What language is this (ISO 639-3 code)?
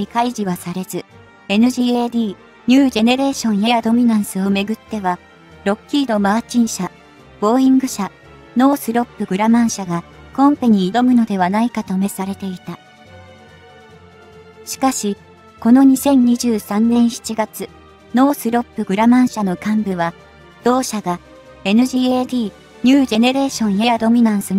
jpn